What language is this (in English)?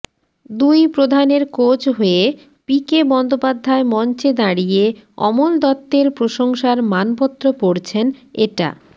Bangla